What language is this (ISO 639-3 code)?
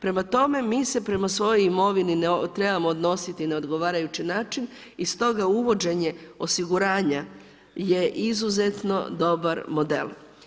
hrv